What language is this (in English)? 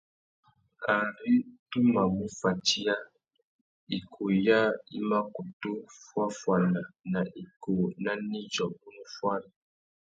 Tuki